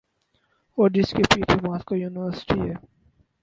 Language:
Urdu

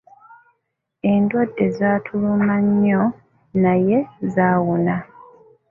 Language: Ganda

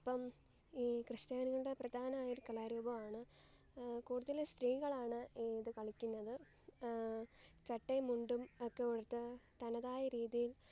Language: Malayalam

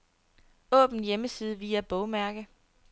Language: Danish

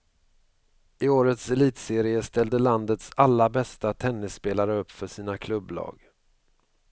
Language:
Swedish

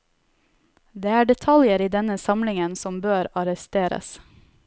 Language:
Norwegian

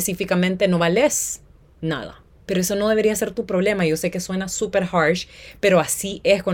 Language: Spanish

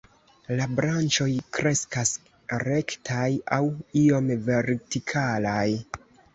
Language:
Esperanto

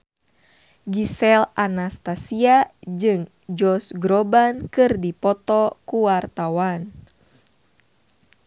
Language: Sundanese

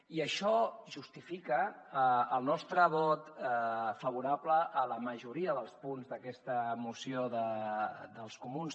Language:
Catalan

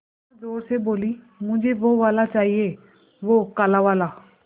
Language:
Hindi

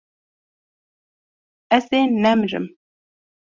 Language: Kurdish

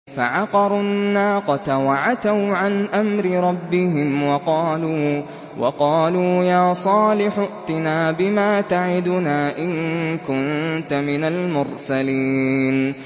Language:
Arabic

